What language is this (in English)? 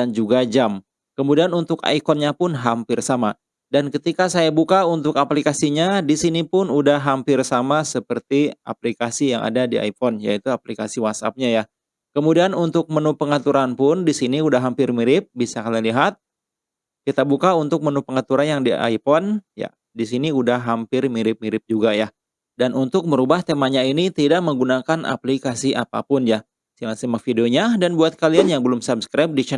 Indonesian